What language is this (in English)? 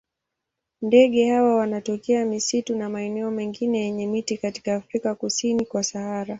Swahili